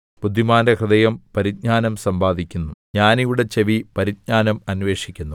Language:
Malayalam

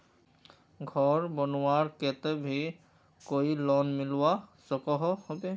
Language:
Magahi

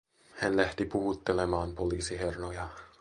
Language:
Finnish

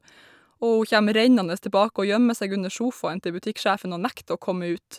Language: Norwegian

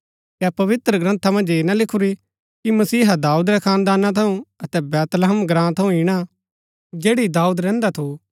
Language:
Gaddi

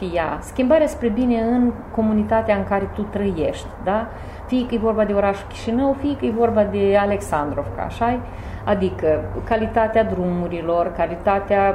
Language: Romanian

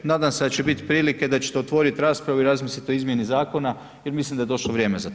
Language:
Croatian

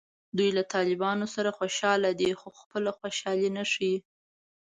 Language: Pashto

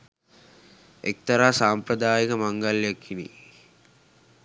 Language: Sinhala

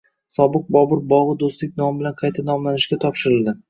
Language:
Uzbek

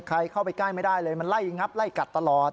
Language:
Thai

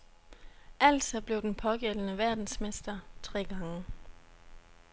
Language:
Danish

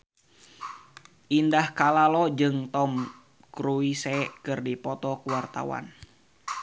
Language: Sundanese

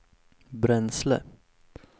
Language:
Swedish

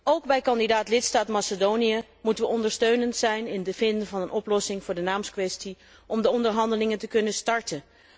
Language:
Dutch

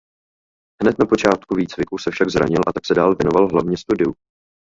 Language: Czech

